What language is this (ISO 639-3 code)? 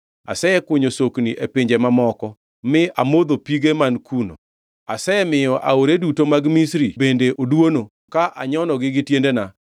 luo